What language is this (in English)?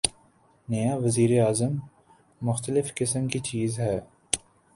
Urdu